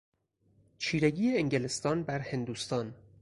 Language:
Persian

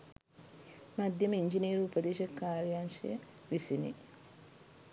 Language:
Sinhala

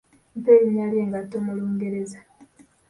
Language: Ganda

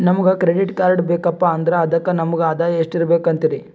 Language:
Kannada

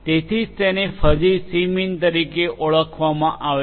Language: Gujarati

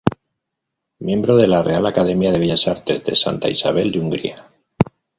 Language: Spanish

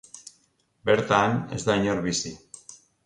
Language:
Basque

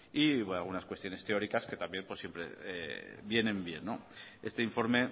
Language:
Spanish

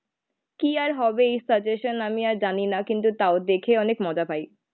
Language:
Bangla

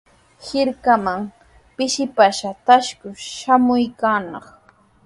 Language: Sihuas Ancash Quechua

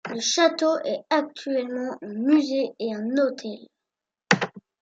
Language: French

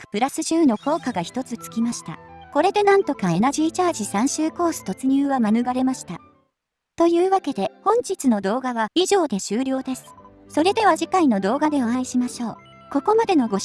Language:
Japanese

